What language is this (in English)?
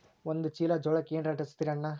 Kannada